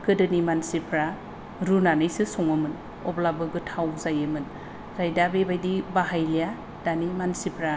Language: Bodo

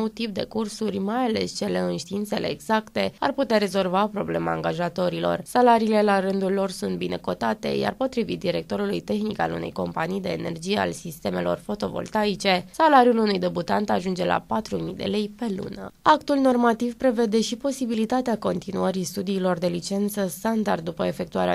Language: Romanian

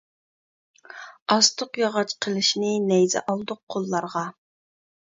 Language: Uyghur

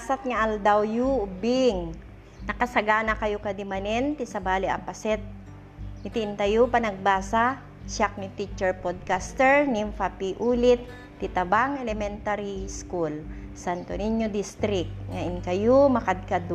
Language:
Filipino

